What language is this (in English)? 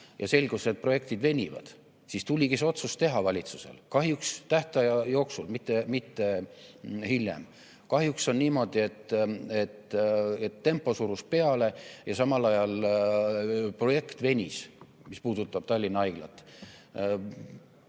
Estonian